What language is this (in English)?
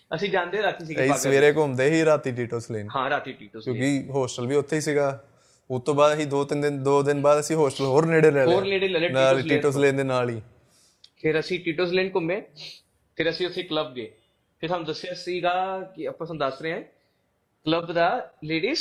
Punjabi